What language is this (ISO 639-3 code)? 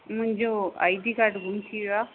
snd